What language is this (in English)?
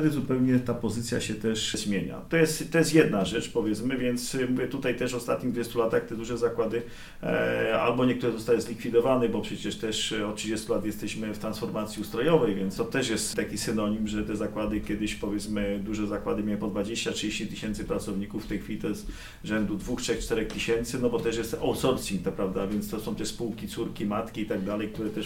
Polish